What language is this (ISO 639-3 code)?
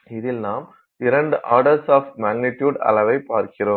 tam